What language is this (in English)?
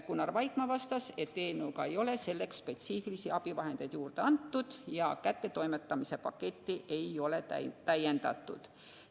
Estonian